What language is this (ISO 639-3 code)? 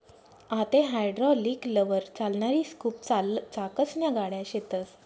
mar